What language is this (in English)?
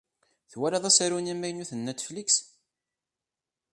Kabyle